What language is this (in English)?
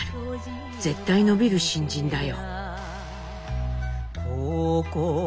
Japanese